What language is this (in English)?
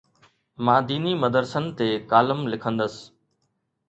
Sindhi